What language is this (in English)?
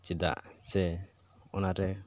Santali